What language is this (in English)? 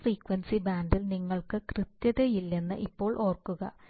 Malayalam